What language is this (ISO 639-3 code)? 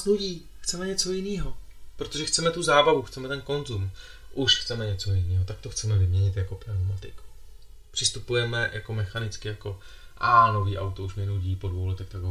ces